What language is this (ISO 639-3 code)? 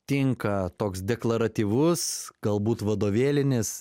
lit